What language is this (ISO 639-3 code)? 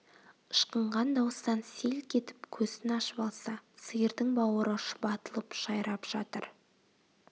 kaz